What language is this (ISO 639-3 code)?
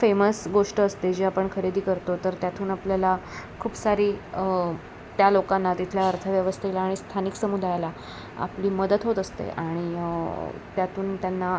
mar